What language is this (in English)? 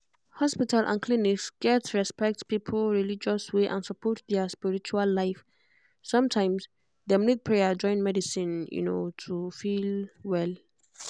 Nigerian Pidgin